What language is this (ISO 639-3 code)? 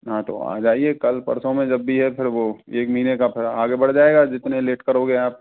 hin